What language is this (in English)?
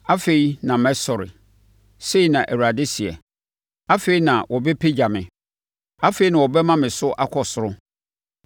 Akan